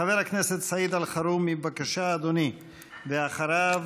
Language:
Hebrew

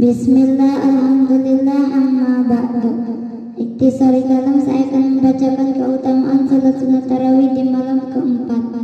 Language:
Indonesian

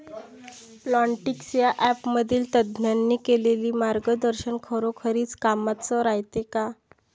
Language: Marathi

